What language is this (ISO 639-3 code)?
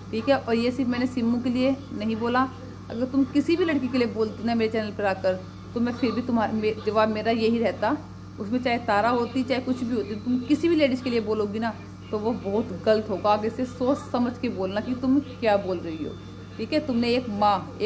hin